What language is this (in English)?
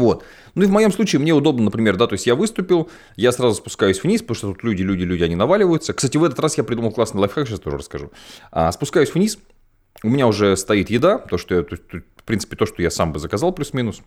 Russian